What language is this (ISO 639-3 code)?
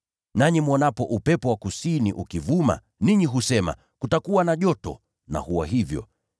swa